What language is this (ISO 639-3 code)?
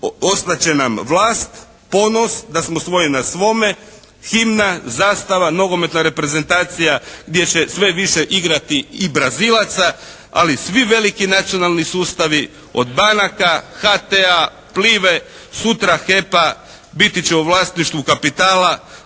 hrv